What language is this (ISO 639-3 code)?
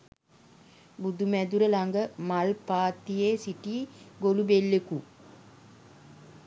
sin